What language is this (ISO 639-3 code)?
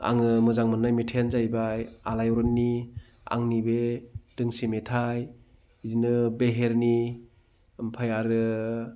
brx